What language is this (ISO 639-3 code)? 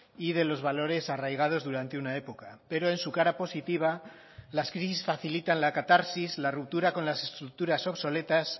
spa